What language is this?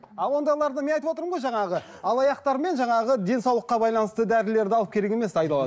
Kazakh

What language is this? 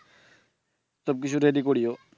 Bangla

